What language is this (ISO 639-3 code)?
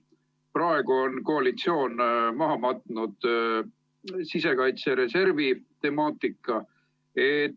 est